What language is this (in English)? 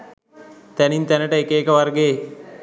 Sinhala